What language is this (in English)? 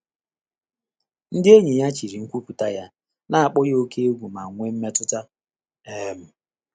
Igbo